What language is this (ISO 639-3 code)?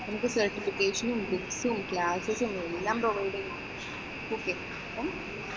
mal